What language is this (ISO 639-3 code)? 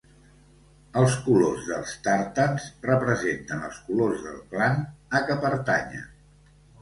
cat